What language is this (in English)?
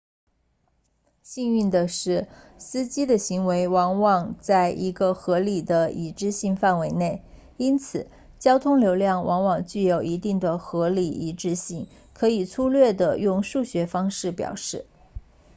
Chinese